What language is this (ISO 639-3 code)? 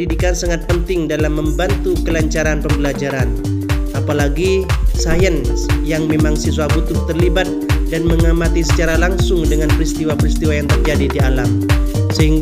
ind